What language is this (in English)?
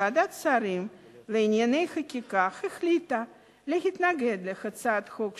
Hebrew